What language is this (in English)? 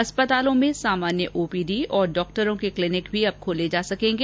Hindi